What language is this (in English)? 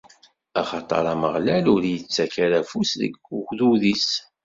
Kabyle